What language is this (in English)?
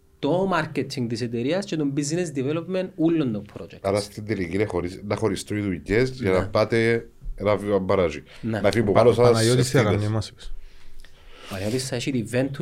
Greek